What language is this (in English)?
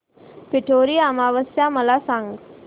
Marathi